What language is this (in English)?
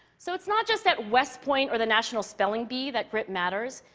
English